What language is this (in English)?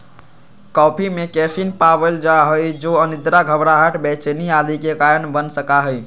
Magahi